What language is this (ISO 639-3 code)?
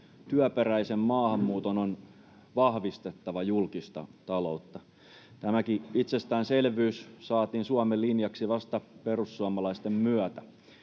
fin